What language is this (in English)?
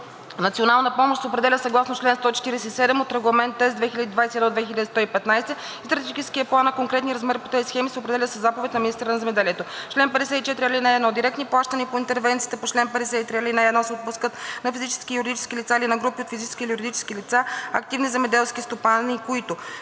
Bulgarian